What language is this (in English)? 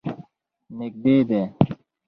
Pashto